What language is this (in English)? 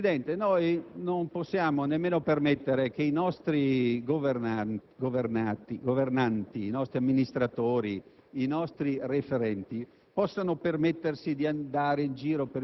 Italian